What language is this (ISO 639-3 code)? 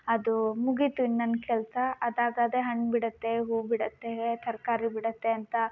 kan